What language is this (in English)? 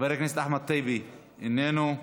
Hebrew